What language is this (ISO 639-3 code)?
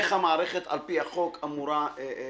heb